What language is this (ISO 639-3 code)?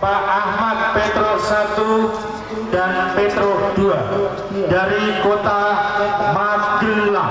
ind